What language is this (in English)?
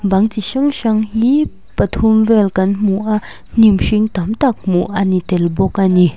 Mizo